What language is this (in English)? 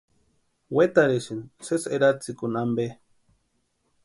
Western Highland Purepecha